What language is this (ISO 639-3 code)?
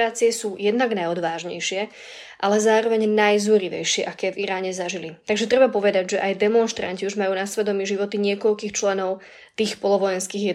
slk